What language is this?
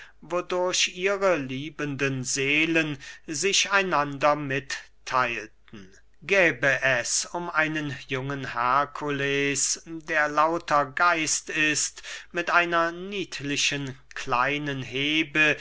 German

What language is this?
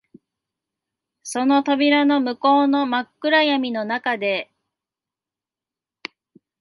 Japanese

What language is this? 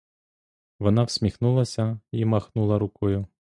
Ukrainian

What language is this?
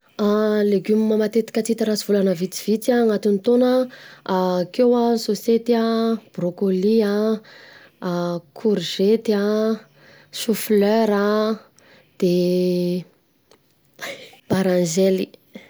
Southern Betsimisaraka Malagasy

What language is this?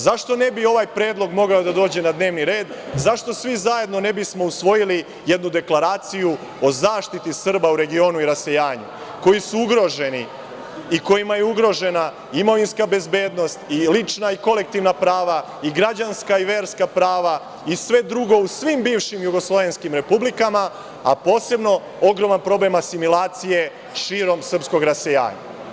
Serbian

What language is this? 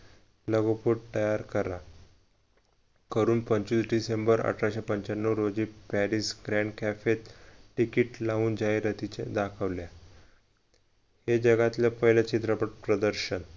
Marathi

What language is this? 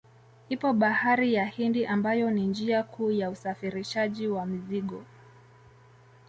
Swahili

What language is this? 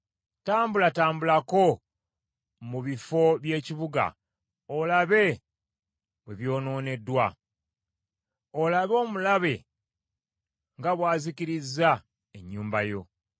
Ganda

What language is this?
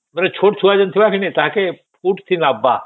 Odia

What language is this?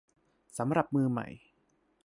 Thai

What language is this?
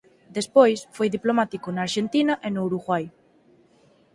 Galician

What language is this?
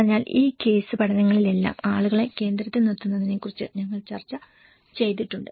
Malayalam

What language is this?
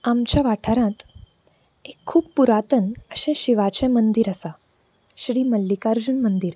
Konkani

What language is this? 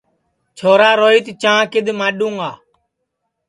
Sansi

